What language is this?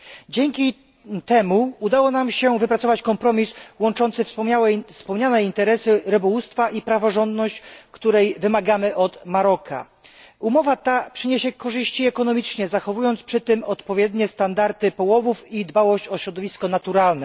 Polish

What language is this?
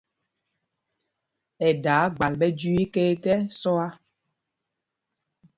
Mpumpong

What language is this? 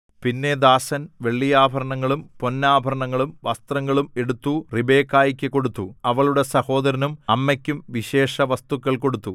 Malayalam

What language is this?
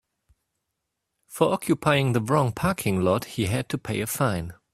English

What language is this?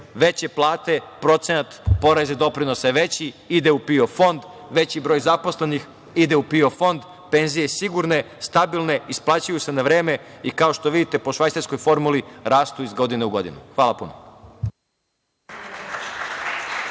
Serbian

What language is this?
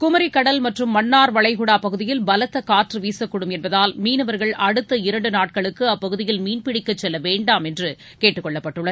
Tamil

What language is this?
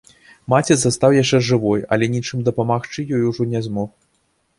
Belarusian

